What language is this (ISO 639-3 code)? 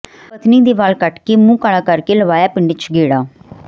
pan